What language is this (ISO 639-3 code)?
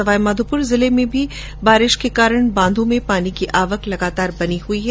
hin